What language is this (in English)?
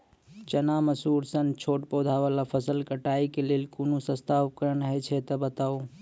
Maithili